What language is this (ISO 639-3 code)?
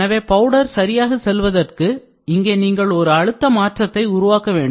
tam